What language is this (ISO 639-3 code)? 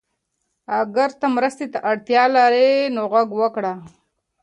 pus